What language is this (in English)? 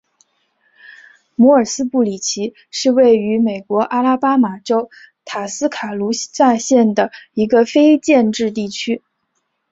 Chinese